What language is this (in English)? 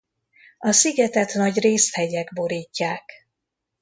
Hungarian